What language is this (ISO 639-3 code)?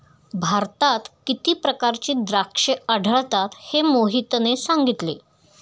mar